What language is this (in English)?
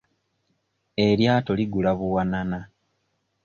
Ganda